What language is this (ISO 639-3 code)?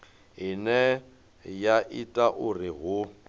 ven